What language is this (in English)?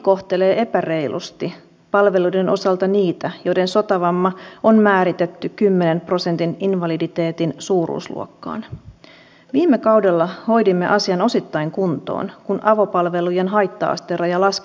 Finnish